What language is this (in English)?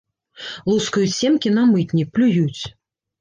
Belarusian